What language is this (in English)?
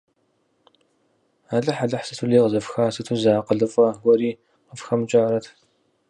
Kabardian